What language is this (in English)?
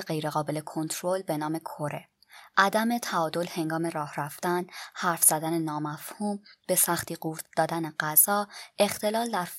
Persian